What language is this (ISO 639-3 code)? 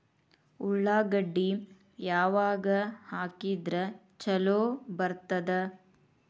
kan